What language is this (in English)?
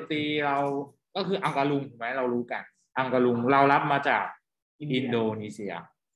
Thai